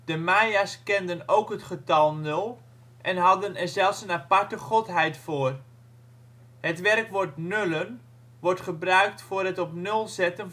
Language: Dutch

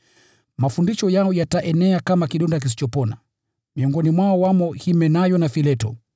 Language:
Swahili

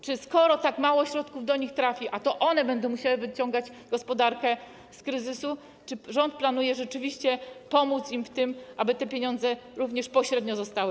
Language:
Polish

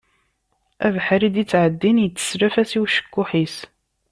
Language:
Kabyle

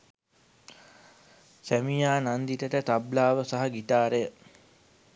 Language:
Sinhala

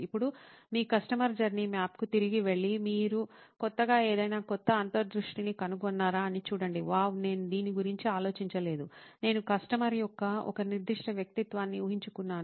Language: Telugu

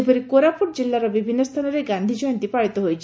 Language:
Odia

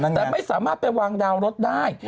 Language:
Thai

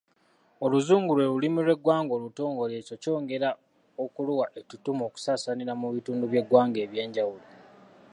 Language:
Ganda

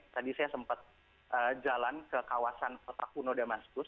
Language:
Indonesian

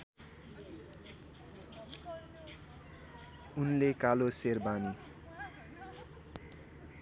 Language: Nepali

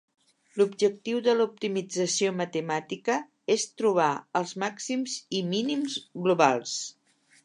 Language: Catalan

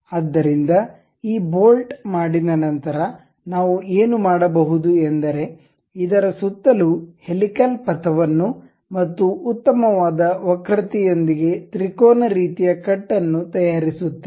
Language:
Kannada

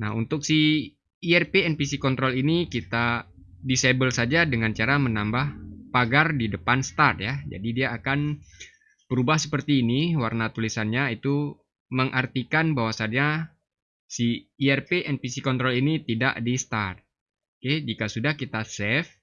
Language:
Indonesian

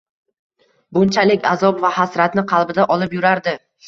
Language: Uzbek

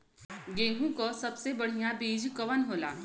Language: Bhojpuri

